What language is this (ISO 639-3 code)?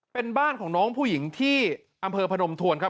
tha